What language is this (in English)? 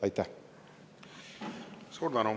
Estonian